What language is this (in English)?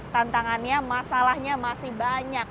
Indonesian